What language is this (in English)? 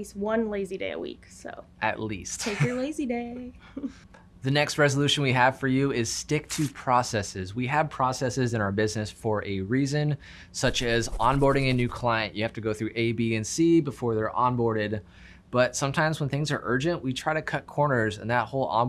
English